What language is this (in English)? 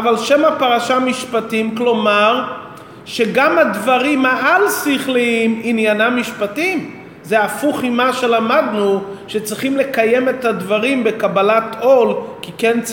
Hebrew